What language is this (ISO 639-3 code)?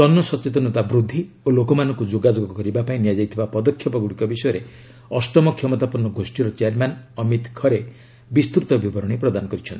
ori